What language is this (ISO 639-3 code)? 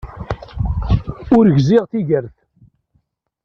kab